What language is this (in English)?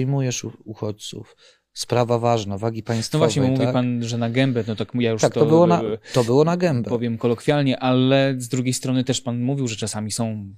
Polish